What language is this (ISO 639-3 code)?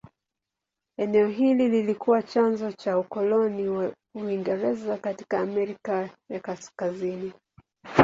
swa